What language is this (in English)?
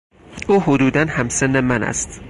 Persian